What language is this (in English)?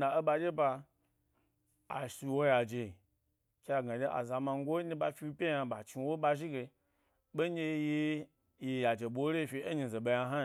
Gbari